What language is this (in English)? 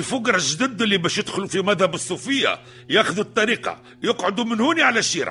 Arabic